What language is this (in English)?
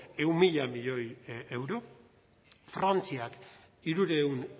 Basque